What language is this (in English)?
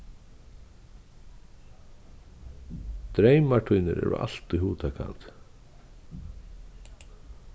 Faroese